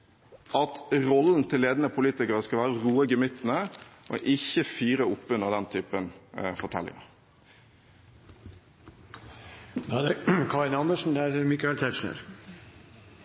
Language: Norwegian Bokmål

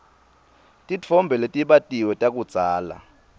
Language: Swati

